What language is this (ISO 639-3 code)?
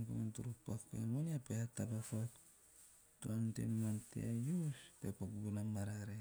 tio